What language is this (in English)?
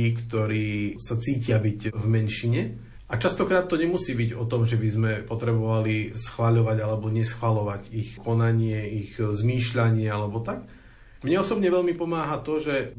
Slovak